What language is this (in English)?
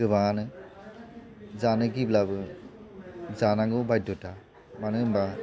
Bodo